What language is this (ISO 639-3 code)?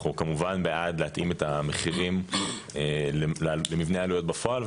heb